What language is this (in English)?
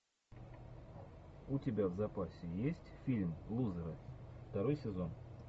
Russian